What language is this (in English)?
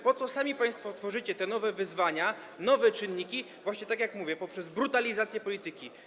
Polish